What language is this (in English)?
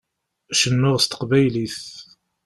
Kabyle